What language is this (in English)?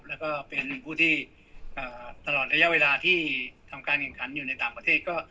Thai